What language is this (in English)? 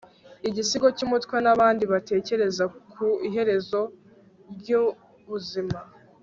Kinyarwanda